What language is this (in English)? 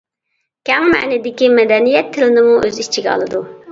Uyghur